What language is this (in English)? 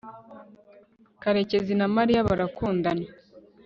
Kinyarwanda